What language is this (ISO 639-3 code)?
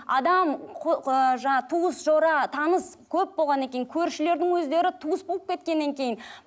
kaz